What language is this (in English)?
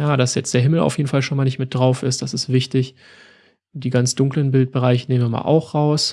German